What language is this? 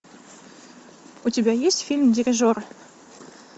Russian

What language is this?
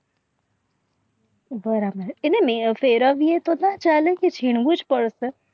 Gujarati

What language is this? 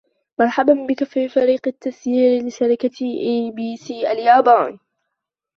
Arabic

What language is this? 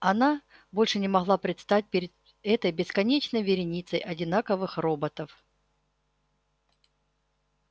Russian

